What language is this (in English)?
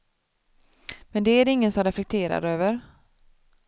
Swedish